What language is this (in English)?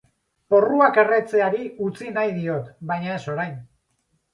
Basque